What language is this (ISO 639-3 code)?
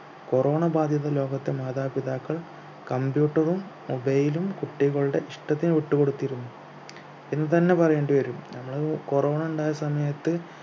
mal